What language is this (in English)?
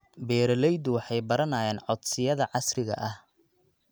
Somali